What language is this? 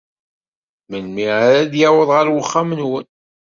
Kabyle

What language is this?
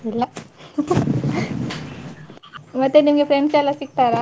Kannada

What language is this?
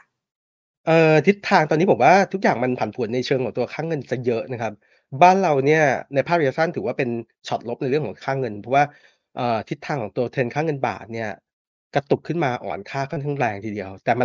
Thai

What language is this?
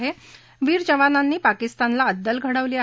Marathi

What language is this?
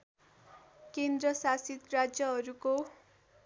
Nepali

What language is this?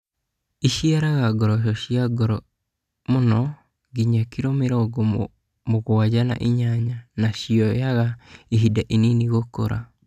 Kikuyu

